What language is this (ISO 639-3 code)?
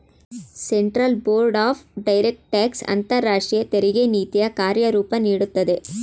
kan